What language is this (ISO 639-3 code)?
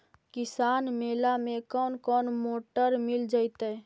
mag